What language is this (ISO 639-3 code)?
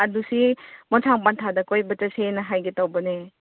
mni